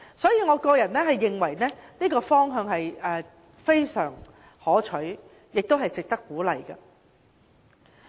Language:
Cantonese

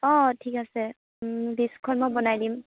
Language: Assamese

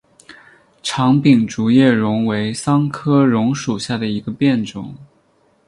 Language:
Chinese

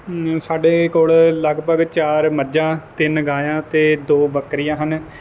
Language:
Punjabi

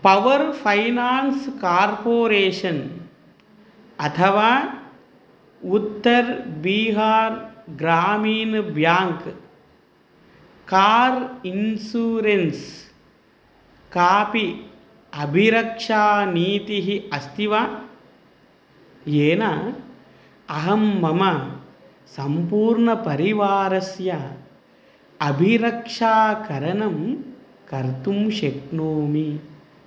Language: Sanskrit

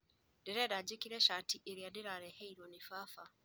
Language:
Kikuyu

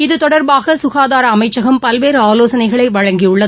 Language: Tamil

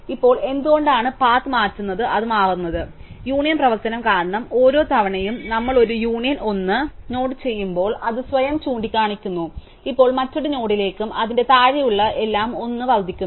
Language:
Malayalam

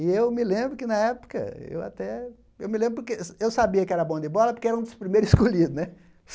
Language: Portuguese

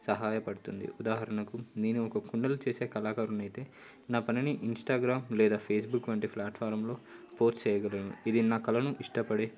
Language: Telugu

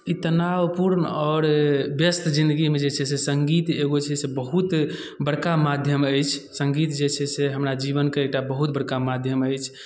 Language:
Maithili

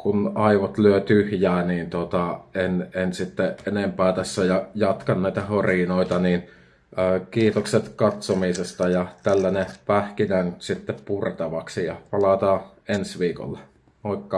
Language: Finnish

